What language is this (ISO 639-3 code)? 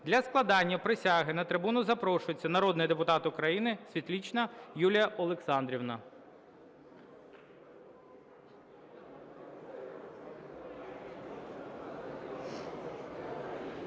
ukr